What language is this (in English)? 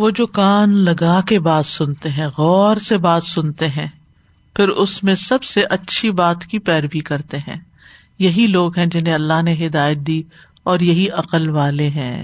Urdu